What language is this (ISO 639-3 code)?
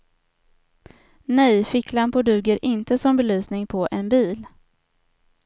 swe